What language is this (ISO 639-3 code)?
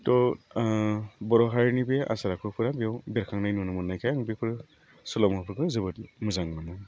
brx